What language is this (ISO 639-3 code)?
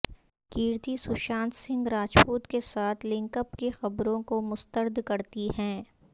urd